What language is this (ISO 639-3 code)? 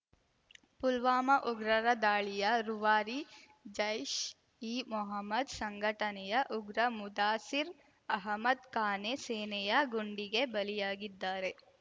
kan